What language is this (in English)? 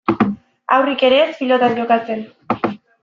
Basque